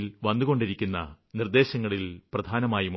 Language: Malayalam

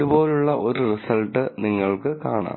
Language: Malayalam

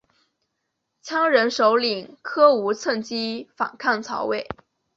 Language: Chinese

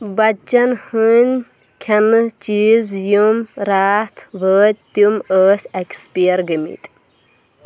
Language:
Kashmiri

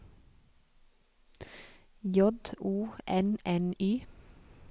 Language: Norwegian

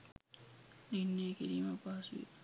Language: Sinhala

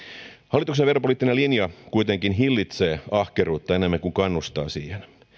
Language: Finnish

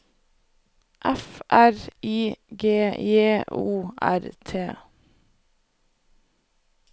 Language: Norwegian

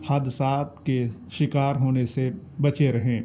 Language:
Urdu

